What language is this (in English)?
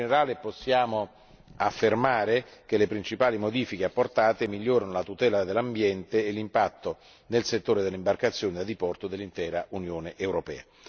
Italian